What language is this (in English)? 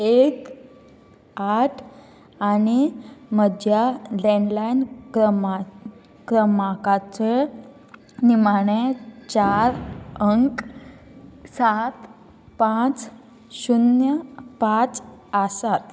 Konkani